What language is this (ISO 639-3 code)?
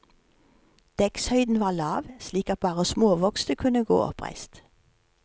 nor